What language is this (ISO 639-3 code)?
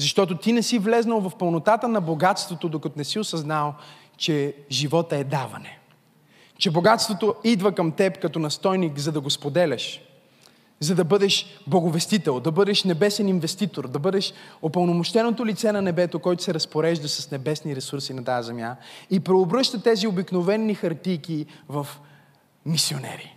bul